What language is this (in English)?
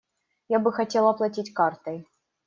Russian